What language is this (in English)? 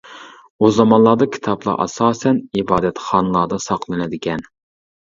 Uyghur